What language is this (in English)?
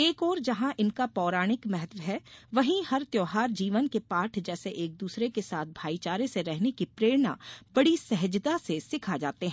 Hindi